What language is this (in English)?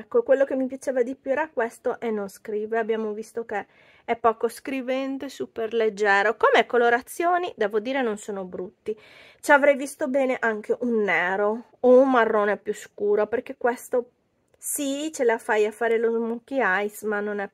Italian